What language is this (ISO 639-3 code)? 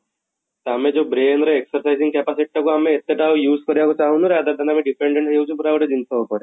ori